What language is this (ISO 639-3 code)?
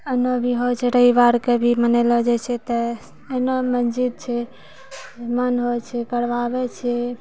mai